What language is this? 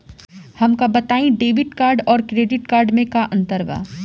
Bhojpuri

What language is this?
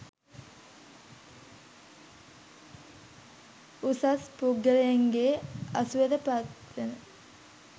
Sinhala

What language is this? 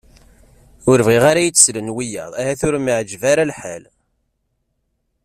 Kabyle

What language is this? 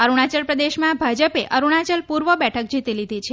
Gujarati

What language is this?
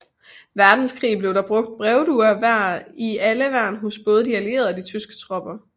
Danish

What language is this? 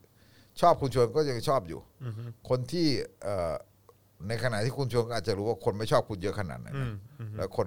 Thai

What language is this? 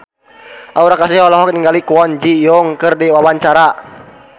Sundanese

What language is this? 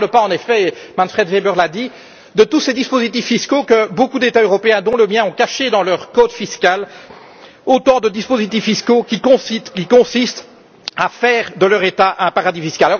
French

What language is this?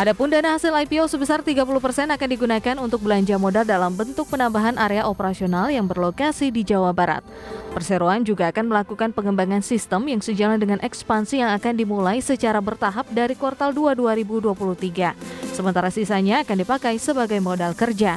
Indonesian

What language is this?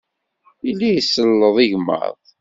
Kabyle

